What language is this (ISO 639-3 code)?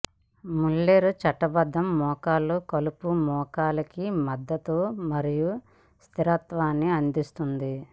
tel